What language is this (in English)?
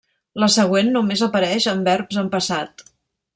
Catalan